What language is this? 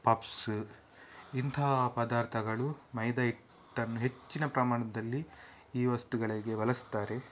Kannada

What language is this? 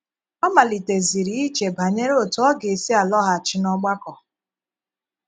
Igbo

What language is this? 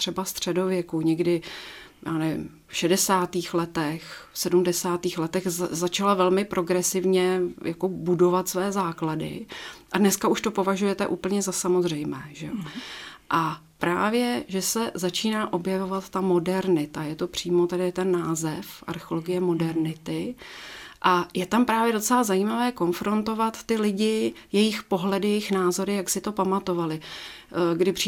Czech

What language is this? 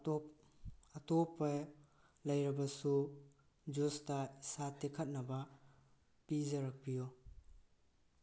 Manipuri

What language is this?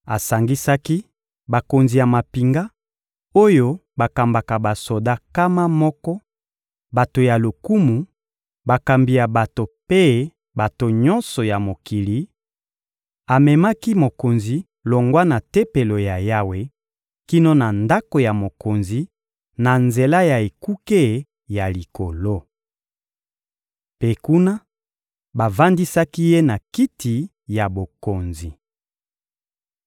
Lingala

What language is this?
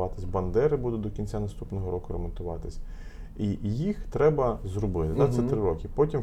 Ukrainian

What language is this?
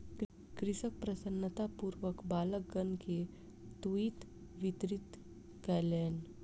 Maithili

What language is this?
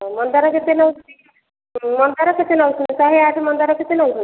Odia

